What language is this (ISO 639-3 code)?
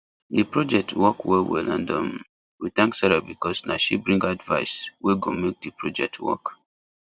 pcm